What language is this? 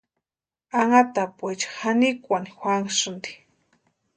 Western Highland Purepecha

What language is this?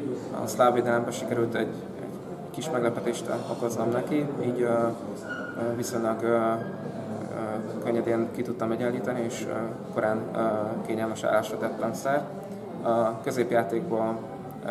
Hungarian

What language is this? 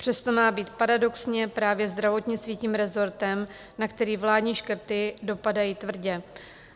Czech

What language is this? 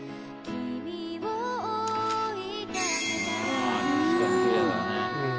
Japanese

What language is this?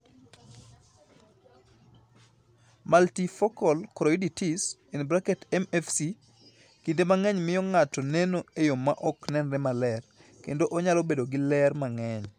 Luo (Kenya and Tanzania)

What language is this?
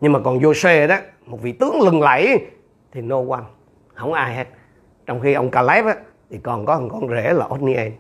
Vietnamese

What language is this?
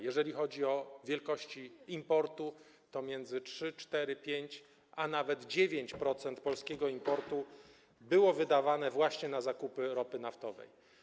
Polish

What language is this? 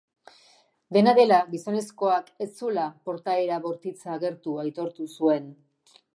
Basque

